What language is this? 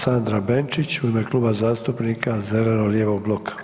Croatian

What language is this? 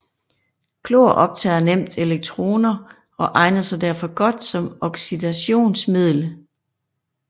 Danish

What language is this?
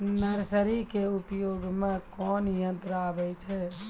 Maithili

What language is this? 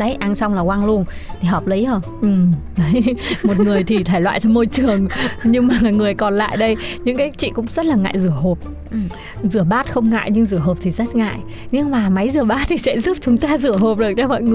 Vietnamese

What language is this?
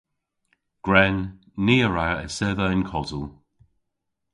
Cornish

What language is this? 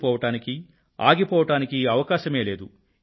Telugu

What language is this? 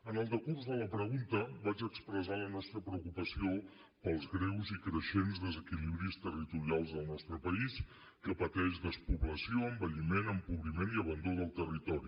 Catalan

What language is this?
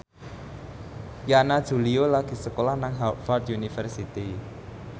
Javanese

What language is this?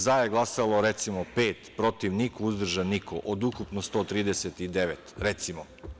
Serbian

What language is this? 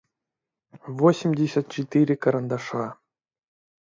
Russian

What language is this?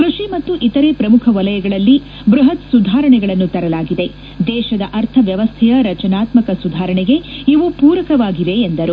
Kannada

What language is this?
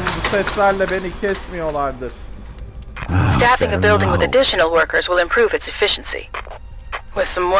Turkish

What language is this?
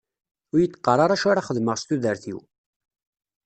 Kabyle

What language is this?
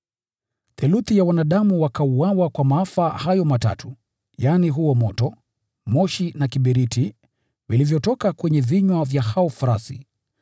Swahili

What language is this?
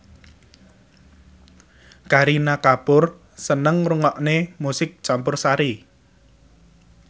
Javanese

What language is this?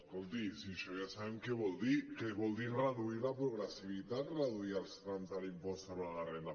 Catalan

